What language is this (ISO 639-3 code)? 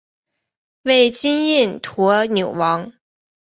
zho